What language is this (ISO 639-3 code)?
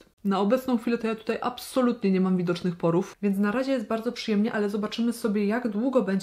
pol